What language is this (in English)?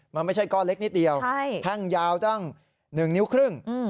Thai